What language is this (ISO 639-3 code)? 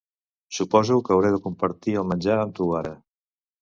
cat